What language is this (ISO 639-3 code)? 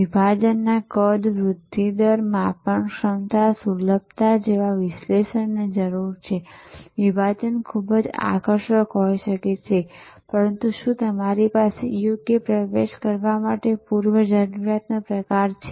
guj